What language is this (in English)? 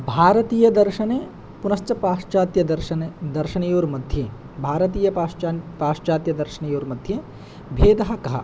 Sanskrit